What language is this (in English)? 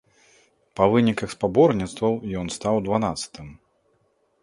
Belarusian